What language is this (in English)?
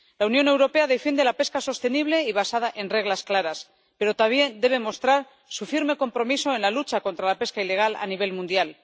Spanish